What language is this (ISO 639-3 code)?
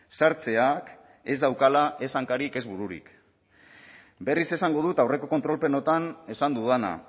eus